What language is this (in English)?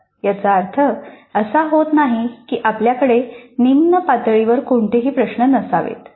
Marathi